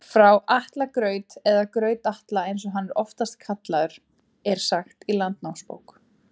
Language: Icelandic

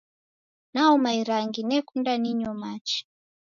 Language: Taita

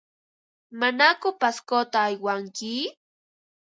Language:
Ambo-Pasco Quechua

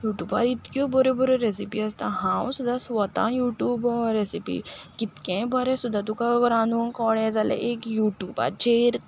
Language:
Konkani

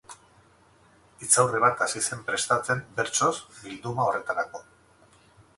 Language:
Basque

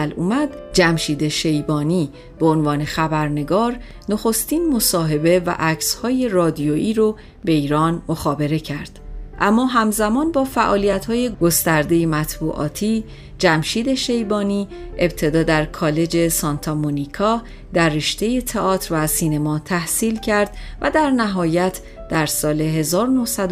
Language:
Persian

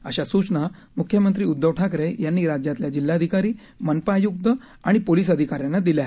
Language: Marathi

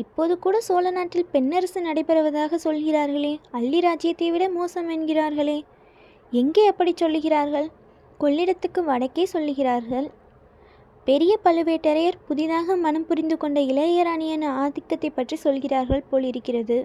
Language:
Tamil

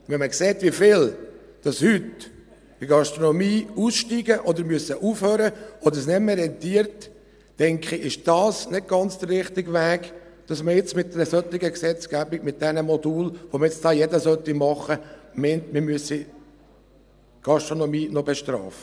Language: Swiss German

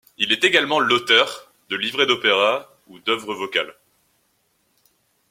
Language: French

